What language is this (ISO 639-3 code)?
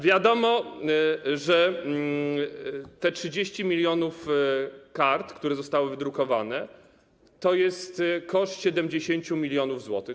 pol